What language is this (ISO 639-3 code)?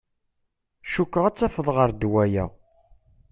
kab